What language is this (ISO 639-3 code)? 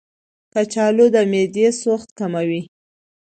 pus